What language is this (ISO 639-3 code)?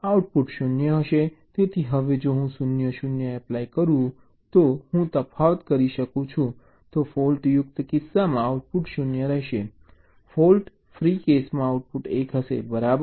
guj